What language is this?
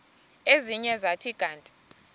Xhosa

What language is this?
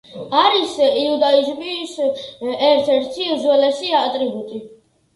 Georgian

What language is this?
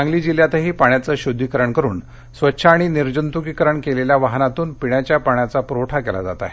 Marathi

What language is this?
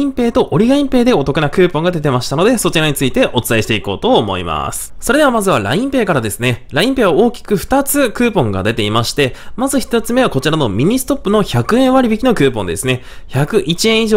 Japanese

